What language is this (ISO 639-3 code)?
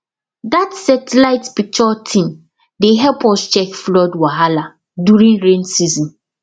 pcm